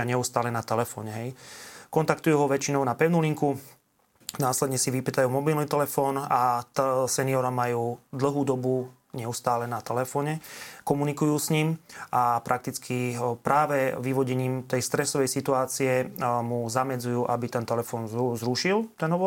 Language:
Slovak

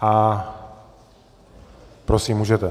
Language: Czech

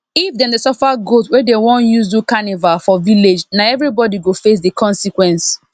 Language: Nigerian Pidgin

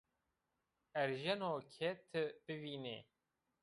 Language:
Zaza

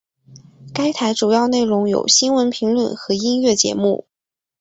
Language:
Chinese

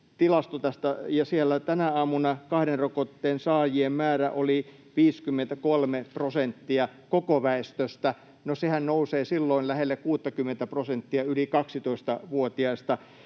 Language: Finnish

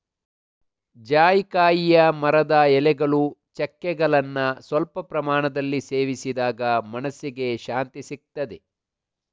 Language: Kannada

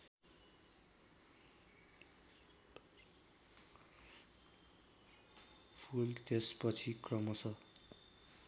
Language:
Nepali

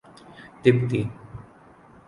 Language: Urdu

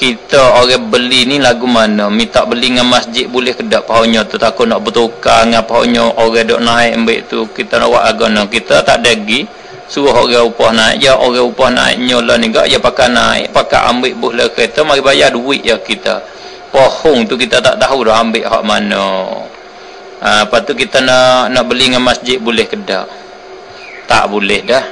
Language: Malay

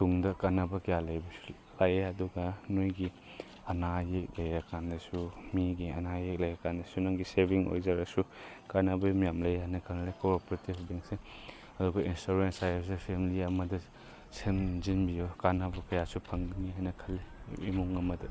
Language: Manipuri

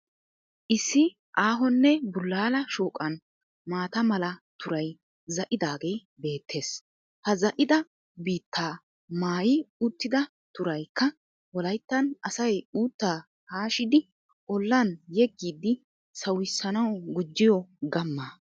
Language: Wolaytta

